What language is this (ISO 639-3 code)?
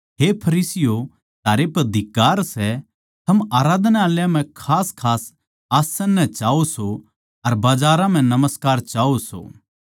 bgc